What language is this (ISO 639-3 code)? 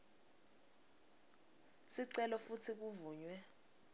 ssw